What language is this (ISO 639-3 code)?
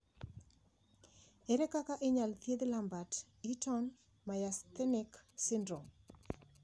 luo